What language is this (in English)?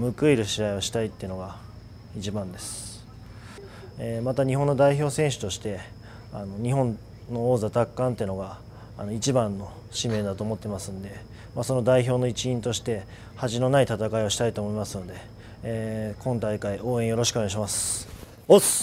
Japanese